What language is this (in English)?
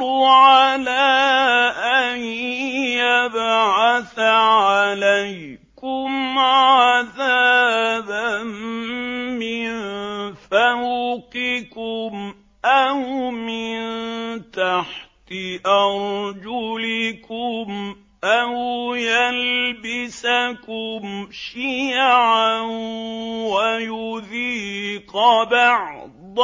Arabic